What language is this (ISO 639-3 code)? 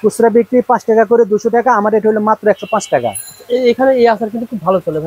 ara